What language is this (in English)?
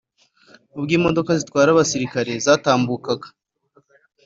Kinyarwanda